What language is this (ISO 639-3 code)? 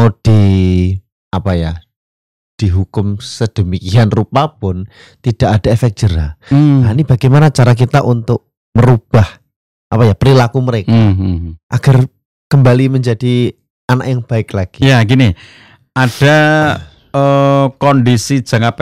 ind